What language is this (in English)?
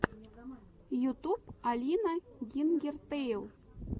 Russian